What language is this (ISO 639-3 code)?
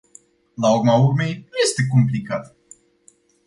ron